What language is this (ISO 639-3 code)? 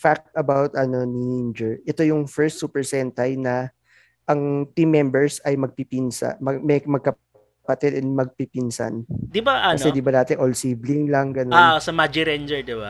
fil